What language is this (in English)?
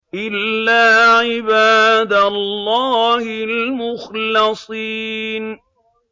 Arabic